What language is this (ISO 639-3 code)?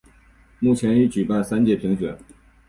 zho